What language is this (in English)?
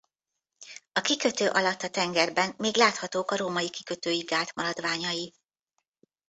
Hungarian